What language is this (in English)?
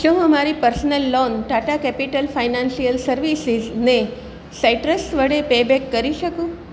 Gujarati